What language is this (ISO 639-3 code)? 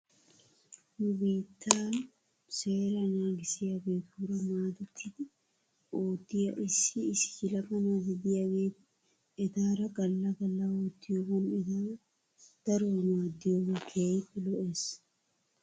wal